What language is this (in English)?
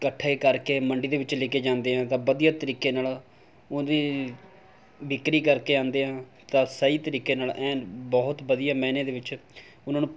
Punjabi